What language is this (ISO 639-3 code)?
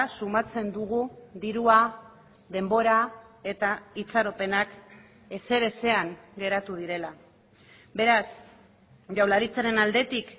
eus